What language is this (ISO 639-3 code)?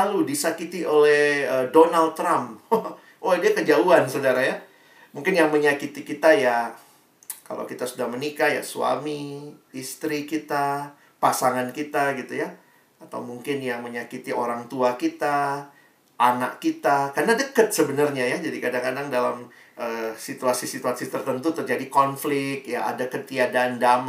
ind